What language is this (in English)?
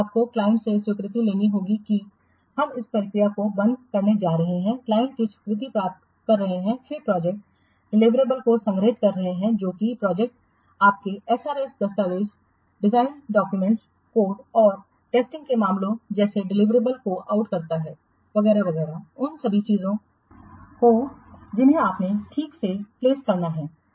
Hindi